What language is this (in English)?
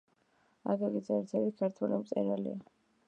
Georgian